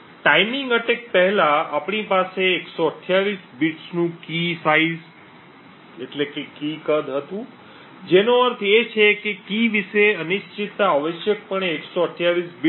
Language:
Gujarati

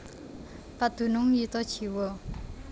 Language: Javanese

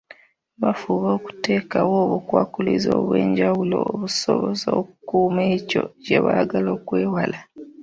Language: Ganda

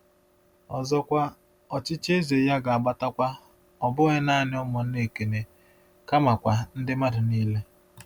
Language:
Igbo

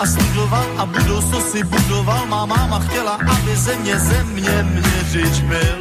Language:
Slovak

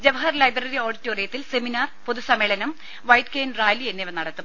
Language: Malayalam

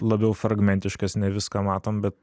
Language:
Lithuanian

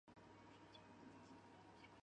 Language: Chinese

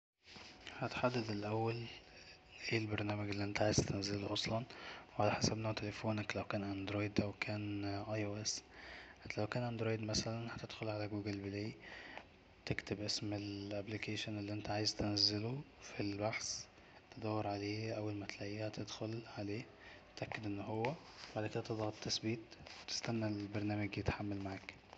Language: Egyptian Arabic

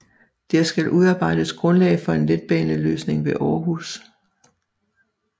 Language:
Danish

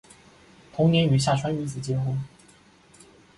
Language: Chinese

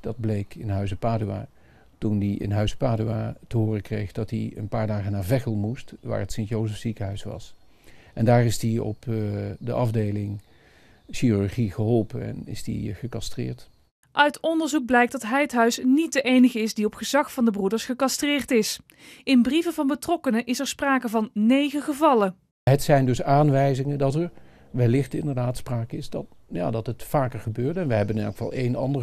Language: Dutch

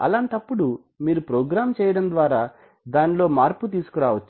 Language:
Telugu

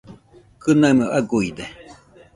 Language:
Nüpode Huitoto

